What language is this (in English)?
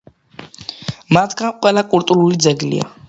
Georgian